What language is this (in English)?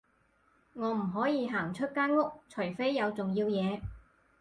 Cantonese